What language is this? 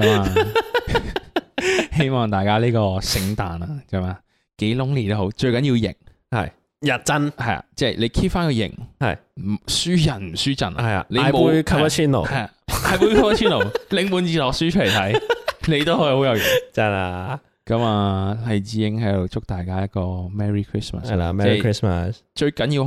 Chinese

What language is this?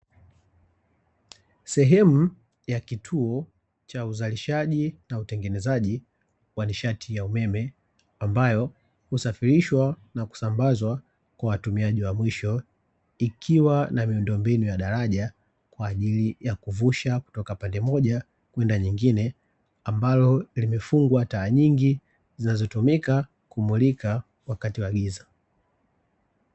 Swahili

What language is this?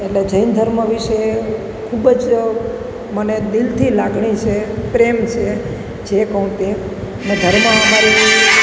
Gujarati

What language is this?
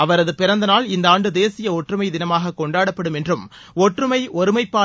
Tamil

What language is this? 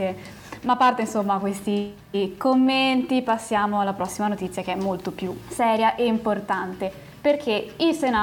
Italian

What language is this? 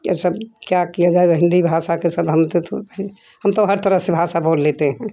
Hindi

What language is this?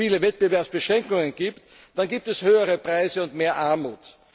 German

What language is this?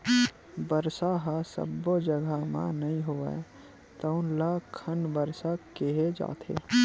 Chhattisgarhi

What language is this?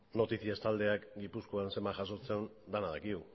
Basque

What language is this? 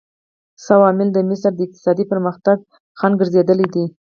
Pashto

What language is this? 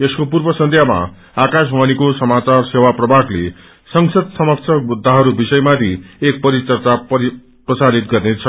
Nepali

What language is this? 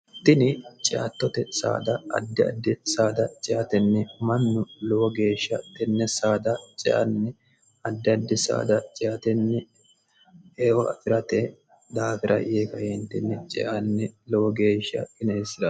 Sidamo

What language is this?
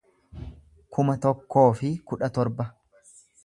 Oromo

